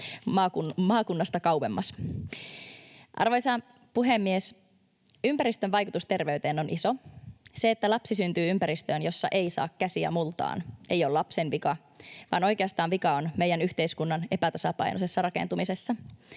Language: Finnish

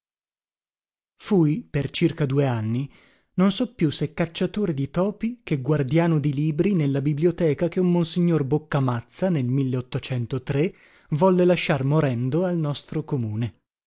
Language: Italian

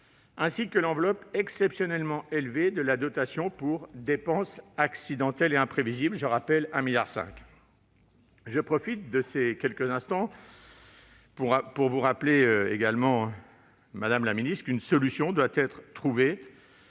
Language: French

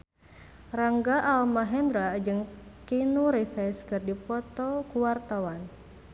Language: Sundanese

